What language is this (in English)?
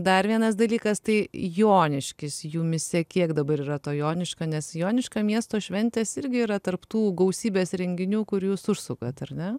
Lithuanian